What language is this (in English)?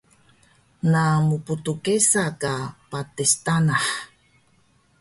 Taroko